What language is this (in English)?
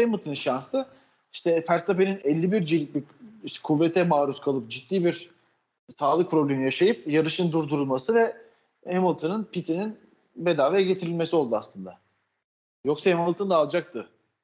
Turkish